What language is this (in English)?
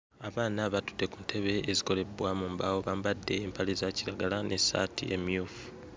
Ganda